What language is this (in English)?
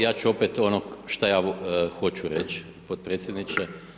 Croatian